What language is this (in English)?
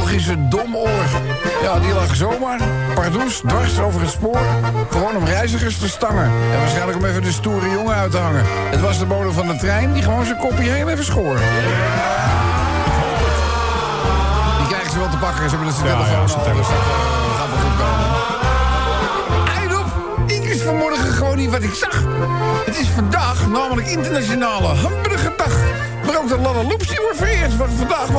Dutch